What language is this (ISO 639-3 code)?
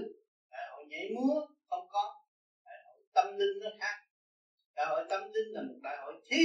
vie